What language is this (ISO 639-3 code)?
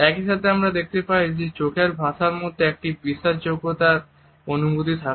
ben